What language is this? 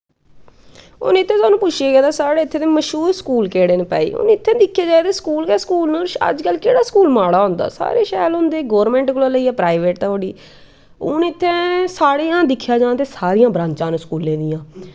Dogri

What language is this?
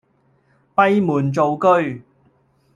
Cantonese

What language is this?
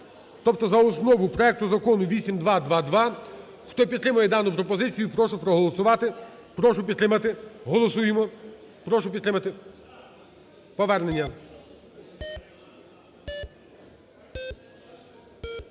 Ukrainian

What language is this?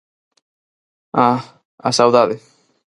Galician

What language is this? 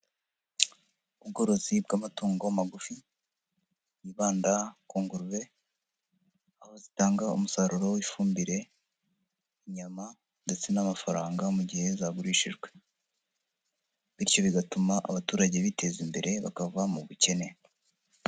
Kinyarwanda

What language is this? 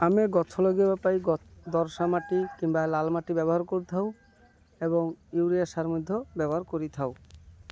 Odia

